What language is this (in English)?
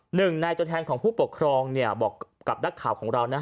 Thai